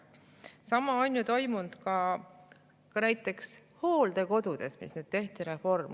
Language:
Estonian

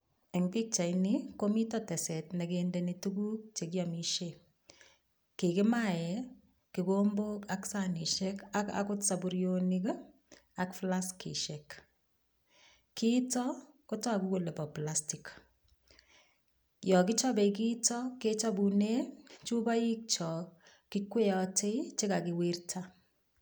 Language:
Kalenjin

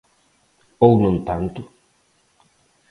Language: Galician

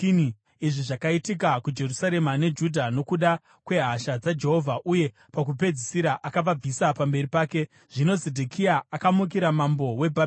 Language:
Shona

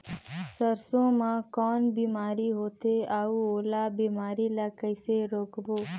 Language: Chhattisgarhi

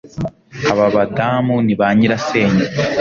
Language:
Kinyarwanda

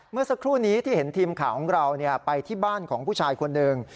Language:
Thai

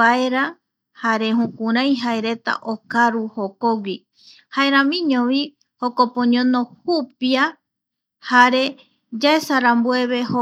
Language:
Eastern Bolivian Guaraní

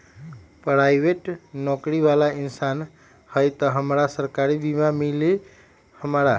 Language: Magahi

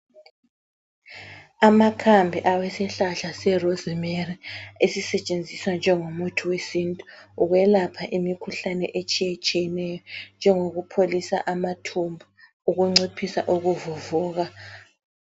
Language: North Ndebele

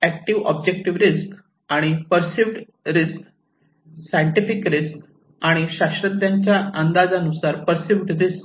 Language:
Marathi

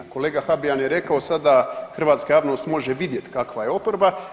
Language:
Croatian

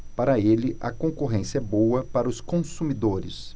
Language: Portuguese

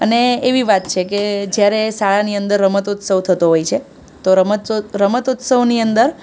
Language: Gujarati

